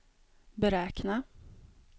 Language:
Swedish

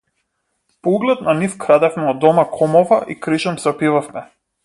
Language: Macedonian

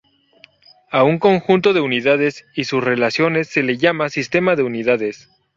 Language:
Spanish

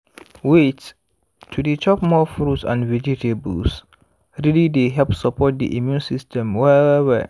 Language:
Nigerian Pidgin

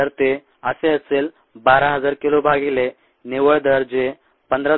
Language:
Marathi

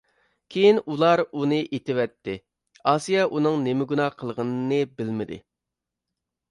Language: Uyghur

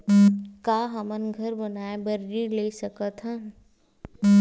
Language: Chhattisgarhi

